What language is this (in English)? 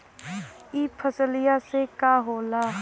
Bhojpuri